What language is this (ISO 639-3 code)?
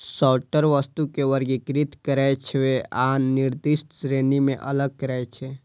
mai